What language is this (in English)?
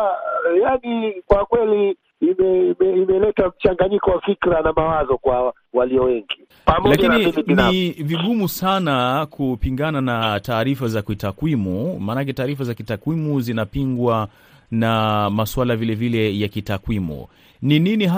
Swahili